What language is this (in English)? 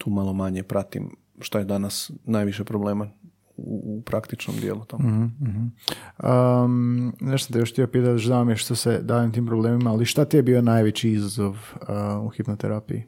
Croatian